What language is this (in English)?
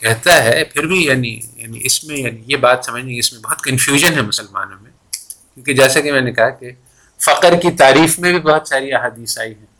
Urdu